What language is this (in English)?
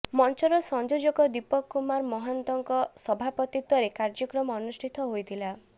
Odia